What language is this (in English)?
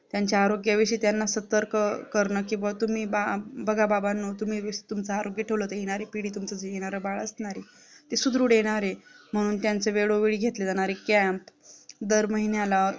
Marathi